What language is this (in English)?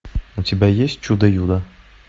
Russian